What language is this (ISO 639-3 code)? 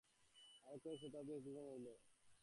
ben